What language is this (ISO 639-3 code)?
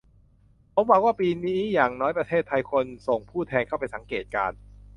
tha